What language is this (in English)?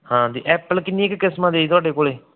Punjabi